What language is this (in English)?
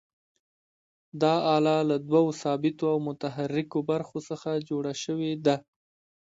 Pashto